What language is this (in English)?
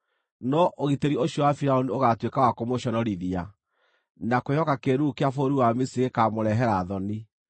Kikuyu